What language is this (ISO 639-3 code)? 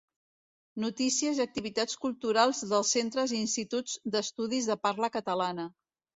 cat